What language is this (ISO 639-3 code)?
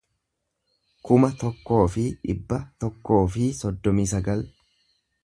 orm